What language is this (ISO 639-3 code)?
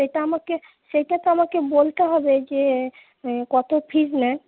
ben